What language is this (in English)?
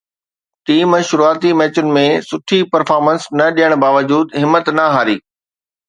Sindhi